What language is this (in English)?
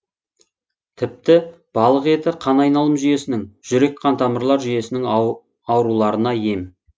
Kazakh